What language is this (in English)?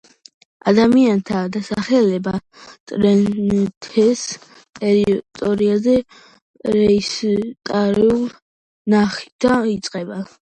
Georgian